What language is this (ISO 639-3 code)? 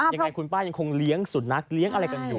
tha